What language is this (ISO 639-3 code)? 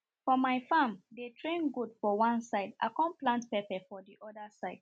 pcm